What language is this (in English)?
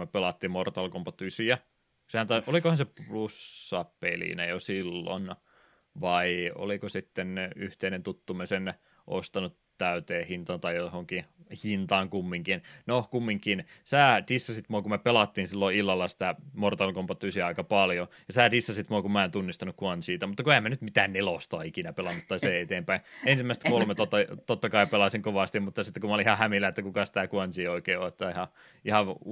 Finnish